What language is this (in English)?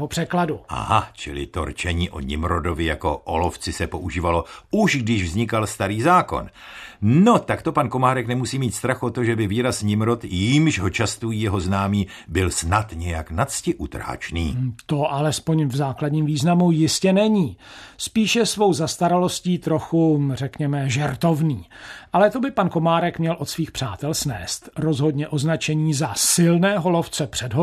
Czech